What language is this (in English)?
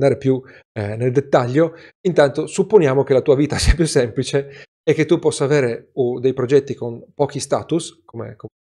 Italian